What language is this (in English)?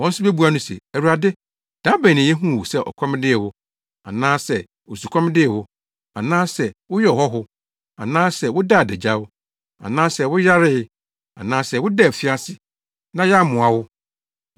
Akan